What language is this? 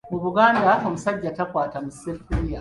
Ganda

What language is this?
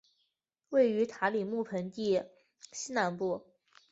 Chinese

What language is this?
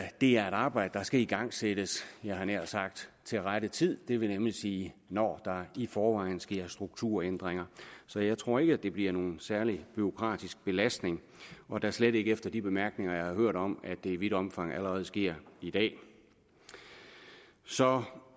Danish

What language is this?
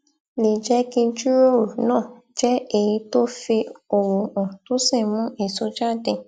Yoruba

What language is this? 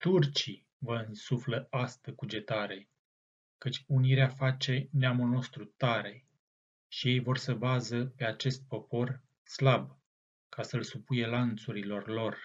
Romanian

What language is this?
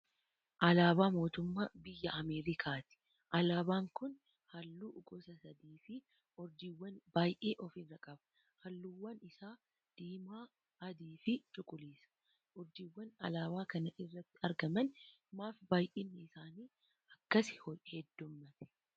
Oromo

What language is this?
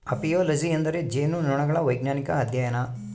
Kannada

